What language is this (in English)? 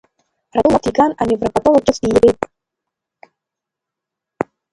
Abkhazian